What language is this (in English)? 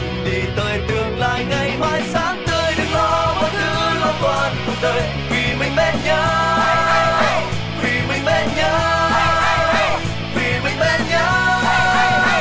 Vietnamese